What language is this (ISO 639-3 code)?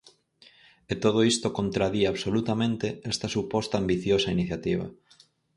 glg